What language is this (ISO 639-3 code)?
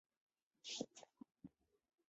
zho